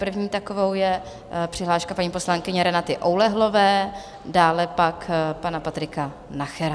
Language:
Czech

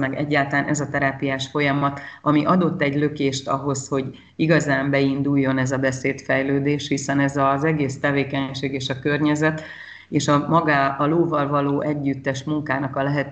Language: Hungarian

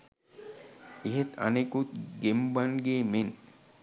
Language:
Sinhala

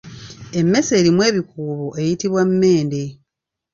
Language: Ganda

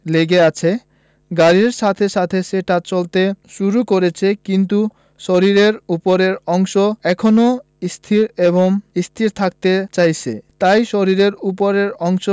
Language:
Bangla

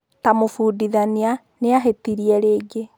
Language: Kikuyu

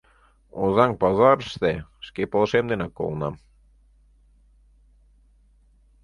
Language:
Mari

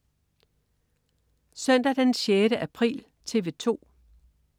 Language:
Danish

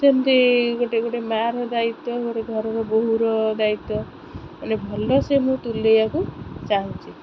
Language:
Odia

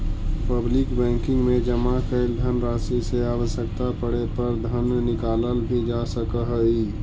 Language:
Magahi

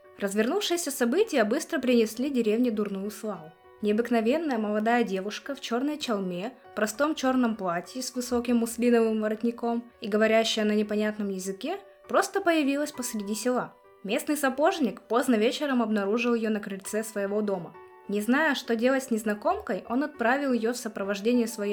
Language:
Russian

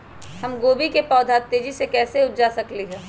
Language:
Magahi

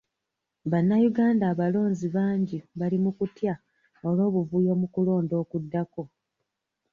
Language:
Ganda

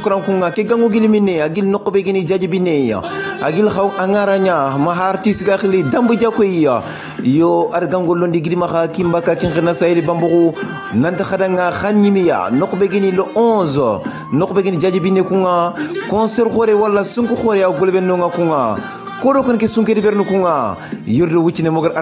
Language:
Arabic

